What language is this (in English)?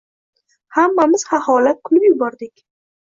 Uzbek